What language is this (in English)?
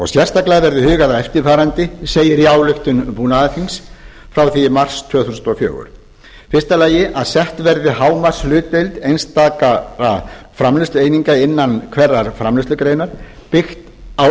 Icelandic